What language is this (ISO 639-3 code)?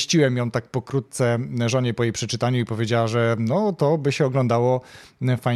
pol